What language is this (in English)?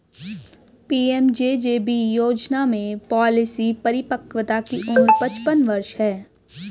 Hindi